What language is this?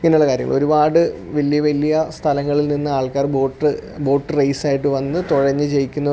Malayalam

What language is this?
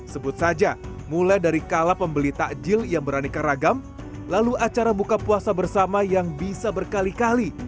Indonesian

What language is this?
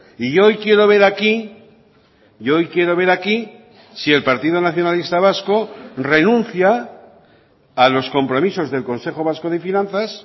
Spanish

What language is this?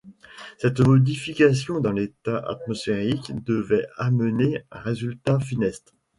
French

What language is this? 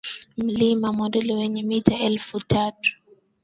Swahili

